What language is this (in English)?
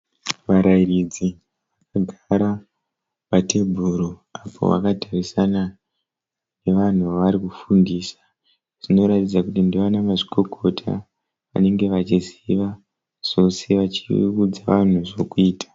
Shona